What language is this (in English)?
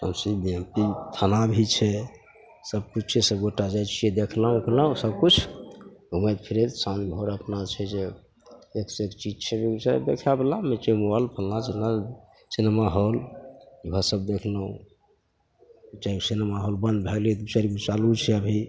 Maithili